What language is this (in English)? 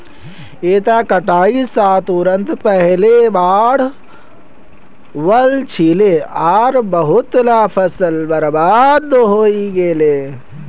Magahi